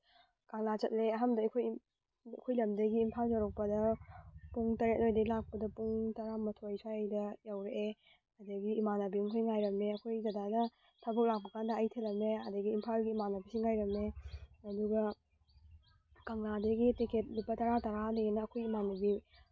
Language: Manipuri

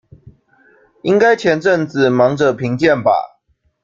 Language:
Chinese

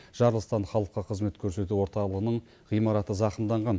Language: Kazakh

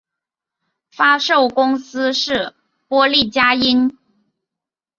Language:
Chinese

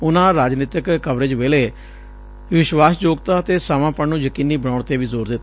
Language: Punjabi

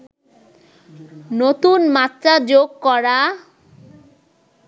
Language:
Bangla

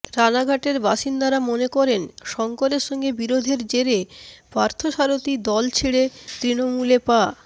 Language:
Bangla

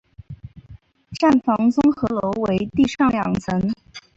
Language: Chinese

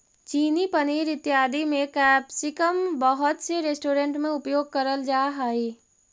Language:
Magahi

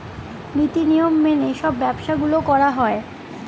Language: Bangla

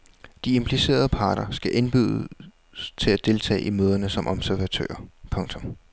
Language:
Danish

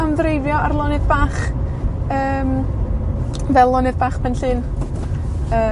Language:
Welsh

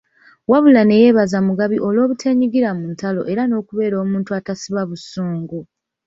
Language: Ganda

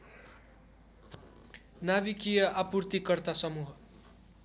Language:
Nepali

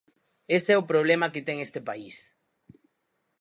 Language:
Galician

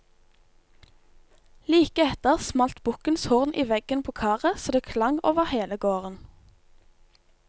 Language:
Norwegian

